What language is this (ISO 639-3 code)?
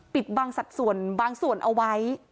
tha